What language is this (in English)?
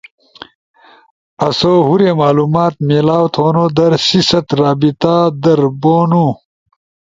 Ushojo